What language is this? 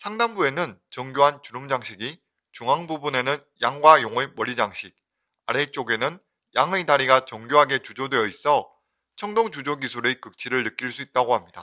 Korean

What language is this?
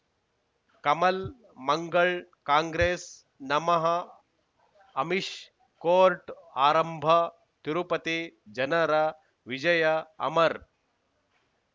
Kannada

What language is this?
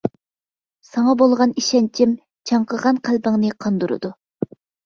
Uyghur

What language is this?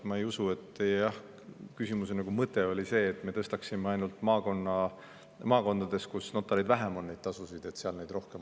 Estonian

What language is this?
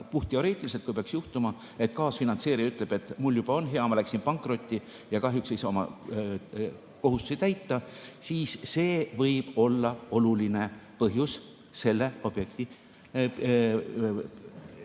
Estonian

